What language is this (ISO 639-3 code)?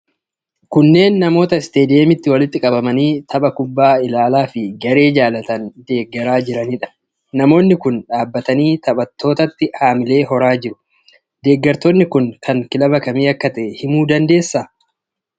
orm